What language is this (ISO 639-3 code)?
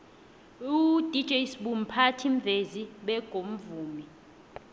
nbl